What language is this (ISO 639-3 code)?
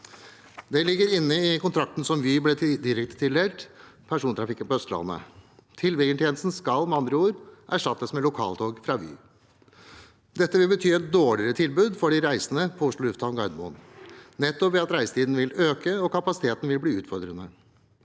nor